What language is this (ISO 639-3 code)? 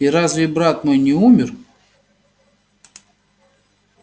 rus